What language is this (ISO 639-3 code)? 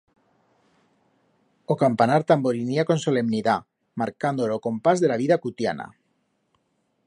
arg